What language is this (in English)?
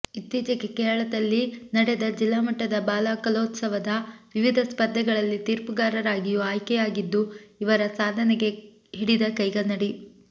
Kannada